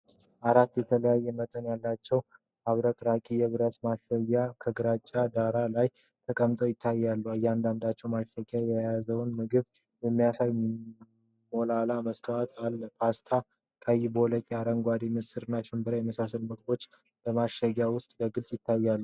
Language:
Amharic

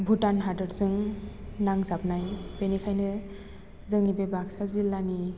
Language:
Bodo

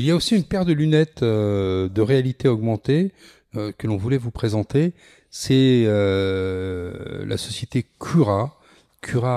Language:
French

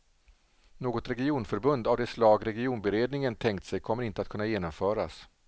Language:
Swedish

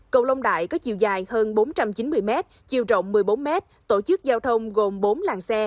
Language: Vietnamese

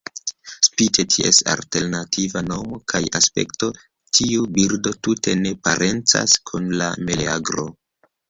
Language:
Esperanto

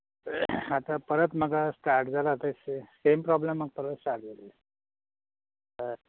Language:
Konkani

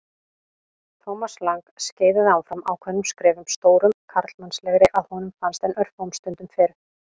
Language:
Icelandic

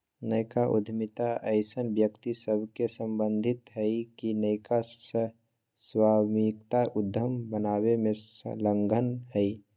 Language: Magahi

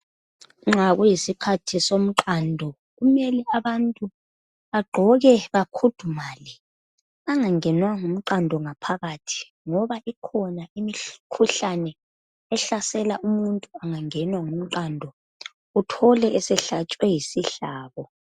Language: North Ndebele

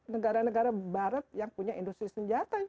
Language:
Indonesian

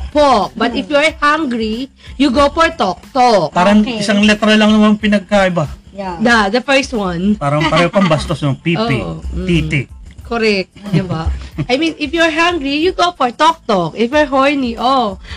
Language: Filipino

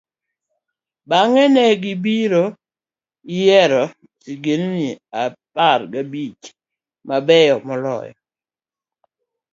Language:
Luo (Kenya and Tanzania)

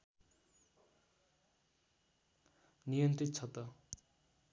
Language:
Nepali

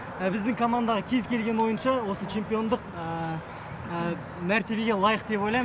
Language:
Kazakh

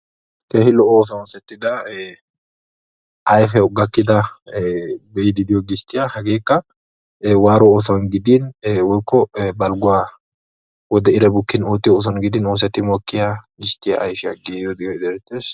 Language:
Wolaytta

